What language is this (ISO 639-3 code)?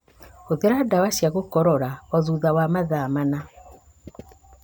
kik